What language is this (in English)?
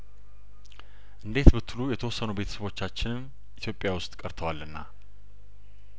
Amharic